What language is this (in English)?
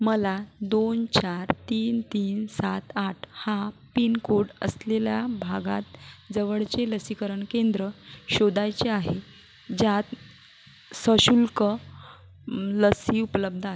Marathi